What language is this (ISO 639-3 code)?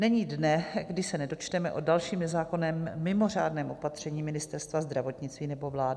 ces